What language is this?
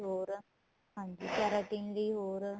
Punjabi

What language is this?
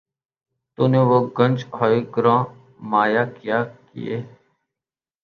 Urdu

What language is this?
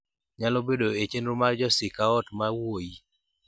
Luo (Kenya and Tanzania)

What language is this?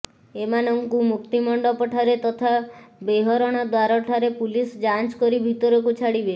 Odia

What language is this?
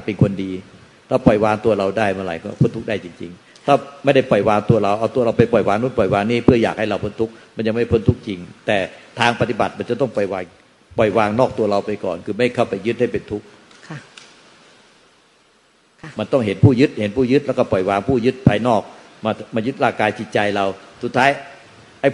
Thai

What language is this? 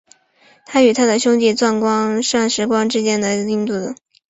Chinese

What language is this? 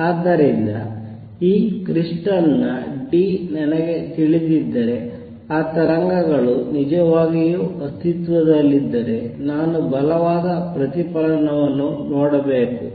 Kannada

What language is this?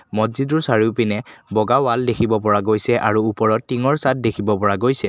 Assamese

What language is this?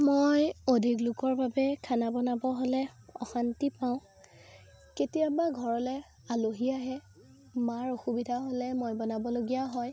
Assamese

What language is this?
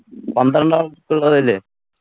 Malayalam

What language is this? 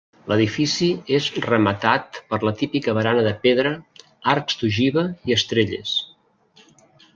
Catalan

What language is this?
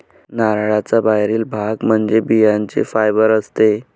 Marathi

